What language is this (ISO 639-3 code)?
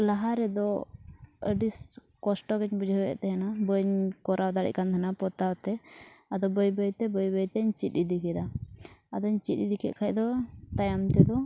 sat